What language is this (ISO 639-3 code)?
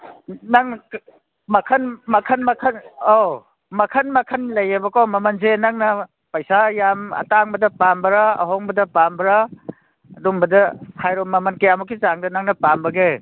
mni